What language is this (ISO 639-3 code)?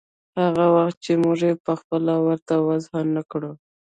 pus